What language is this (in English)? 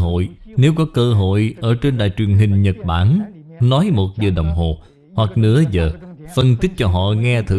Vietnamese